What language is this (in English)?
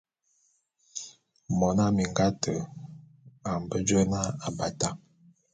Bulu